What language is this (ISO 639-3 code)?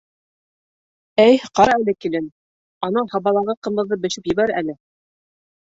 bak